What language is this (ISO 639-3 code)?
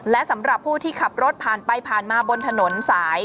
tha